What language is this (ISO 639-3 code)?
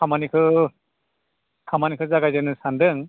brx